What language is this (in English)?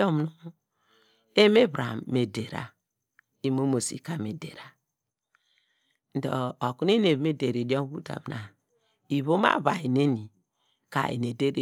Degema